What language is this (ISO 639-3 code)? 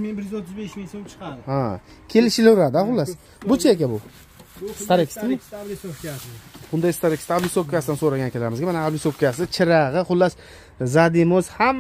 tur